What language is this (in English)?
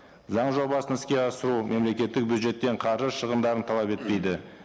Kazakh